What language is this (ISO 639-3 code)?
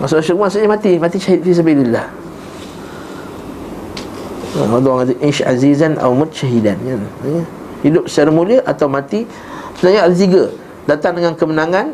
msa